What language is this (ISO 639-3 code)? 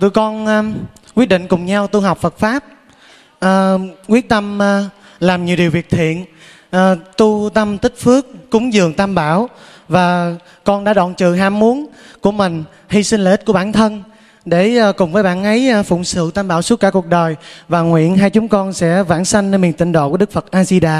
vie